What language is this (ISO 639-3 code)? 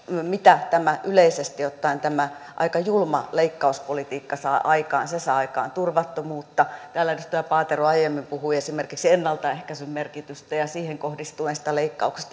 fin